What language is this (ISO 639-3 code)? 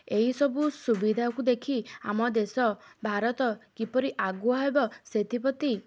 ori